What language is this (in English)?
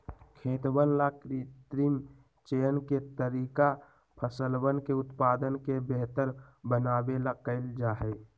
Magahi